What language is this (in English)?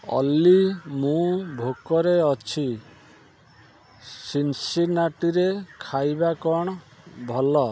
Odia